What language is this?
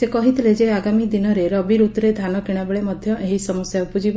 Odia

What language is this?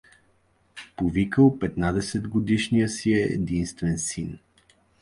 Bulgarian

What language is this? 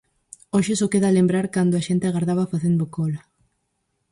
Galician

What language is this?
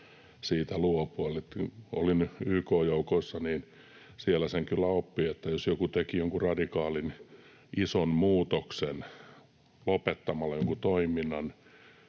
Finnish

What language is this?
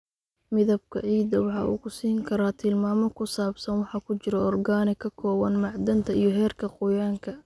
Somali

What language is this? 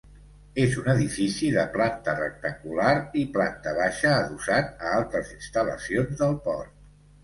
Catalan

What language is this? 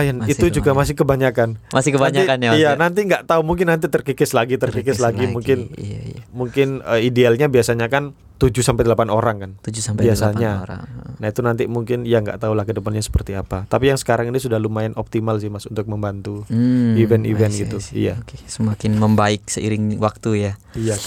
Indonesian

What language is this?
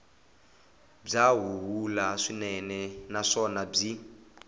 Tsonga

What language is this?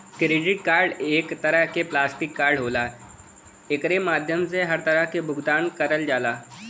Bhojpuri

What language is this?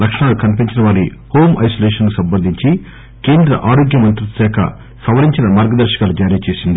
Telugu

